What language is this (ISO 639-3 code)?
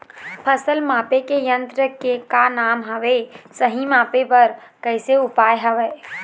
hne